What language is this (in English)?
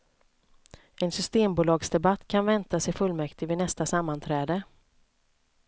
Swedish